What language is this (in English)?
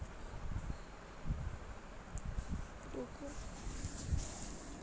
Dogri